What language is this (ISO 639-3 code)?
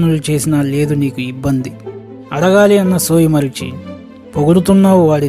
tel